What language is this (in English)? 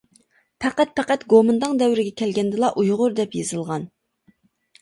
Uyghur